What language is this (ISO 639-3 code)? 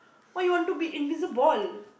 eng